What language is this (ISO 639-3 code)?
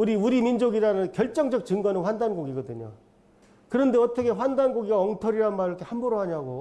kor